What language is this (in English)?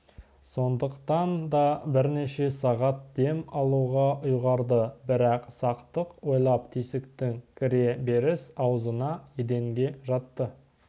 Kazakh